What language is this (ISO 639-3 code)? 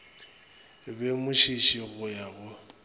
nso